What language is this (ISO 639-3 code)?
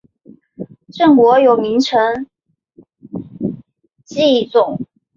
zho